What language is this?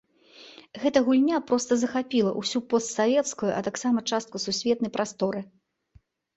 Belarusian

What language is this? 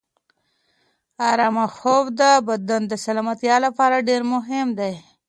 Pashto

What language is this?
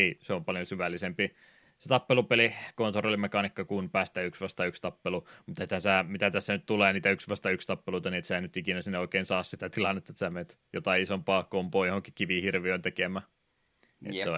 Finnish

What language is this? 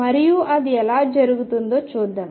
Telugu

